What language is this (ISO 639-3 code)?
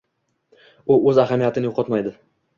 uzb